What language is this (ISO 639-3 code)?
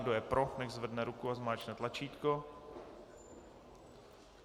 ces